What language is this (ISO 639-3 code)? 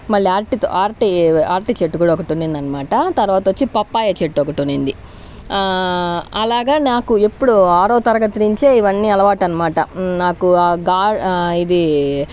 tel